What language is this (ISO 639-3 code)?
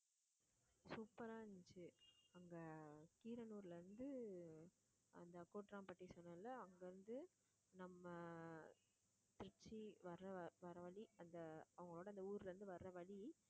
tam